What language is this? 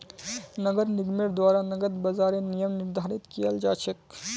Magahi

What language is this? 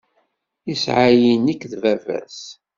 Kabyle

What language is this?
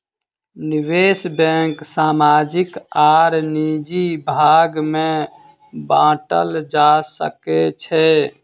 Maithili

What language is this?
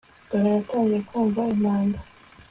Kinyarwanda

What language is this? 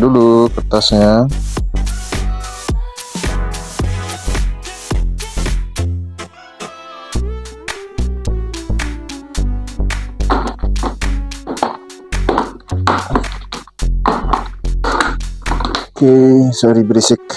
Indonesian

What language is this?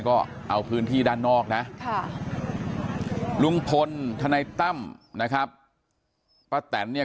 Thai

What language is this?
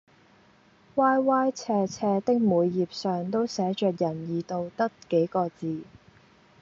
Cantonese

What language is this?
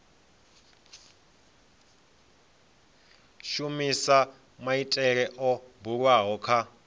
Venda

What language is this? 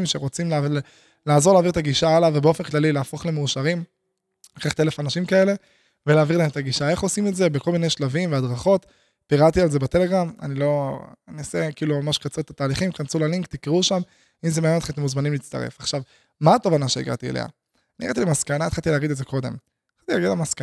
Hebrew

